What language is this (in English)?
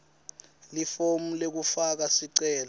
Swati